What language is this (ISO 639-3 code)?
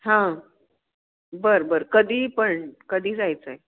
mar